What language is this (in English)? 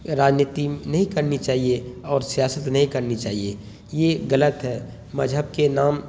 Urdu